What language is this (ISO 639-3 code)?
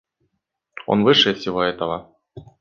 rus